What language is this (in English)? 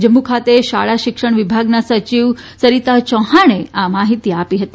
Gujarati